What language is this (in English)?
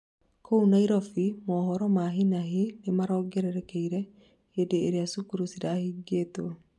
Kikuyu